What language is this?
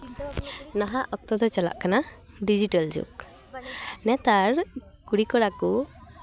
Santali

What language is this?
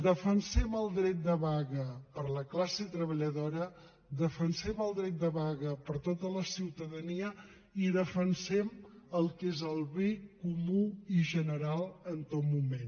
Catalan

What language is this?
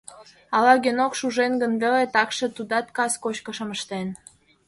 Mari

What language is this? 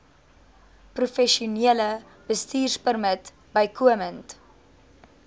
Afrikaans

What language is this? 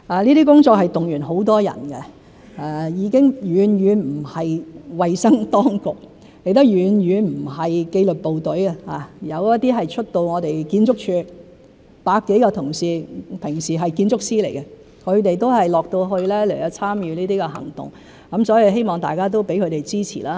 Cantonese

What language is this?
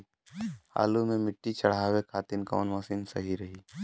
Bhojpuri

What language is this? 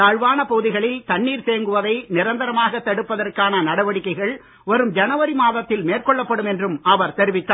Tamil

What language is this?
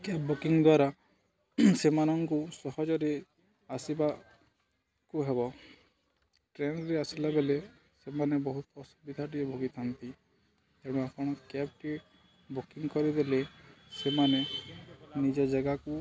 Odia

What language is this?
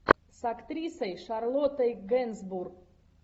Russian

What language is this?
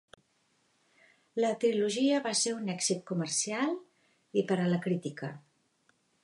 Catalan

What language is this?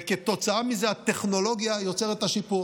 Hebrew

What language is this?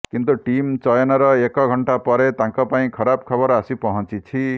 Odia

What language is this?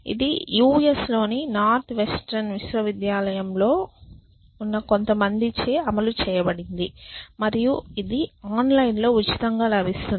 Telugu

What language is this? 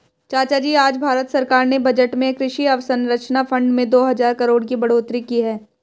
Hindi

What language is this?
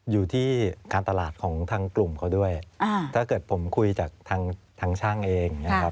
Thai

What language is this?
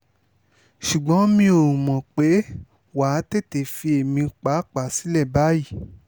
Yoruba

